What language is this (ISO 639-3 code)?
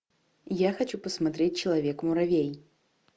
rus